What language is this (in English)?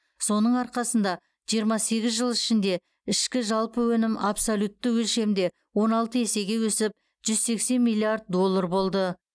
Kazakh